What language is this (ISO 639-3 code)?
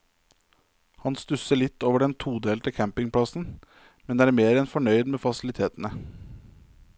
nor